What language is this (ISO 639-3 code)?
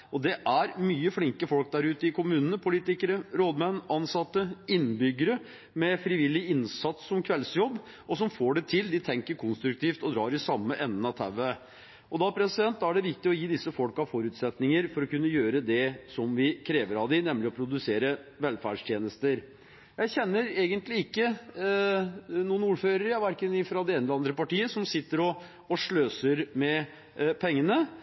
nob